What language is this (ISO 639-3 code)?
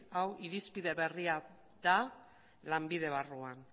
eus